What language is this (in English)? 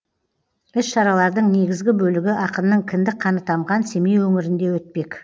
Kazakh